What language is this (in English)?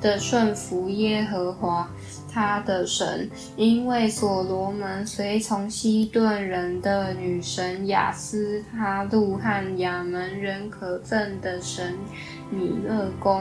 Chinese